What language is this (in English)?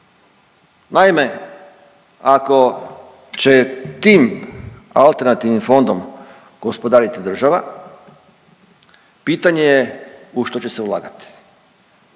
Croatian